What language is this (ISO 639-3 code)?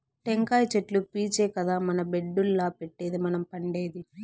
tel